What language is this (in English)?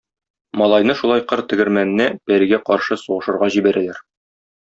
Tatar